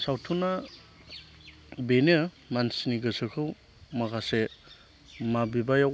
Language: Bodo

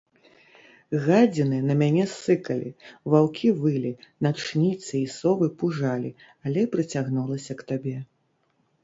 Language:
Belarusian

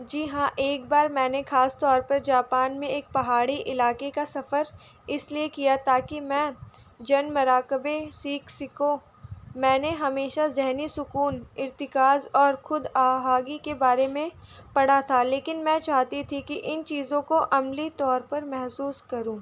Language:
Urdu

